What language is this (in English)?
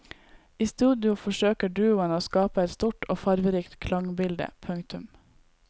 Norwegian